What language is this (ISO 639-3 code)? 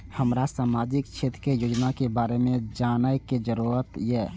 mai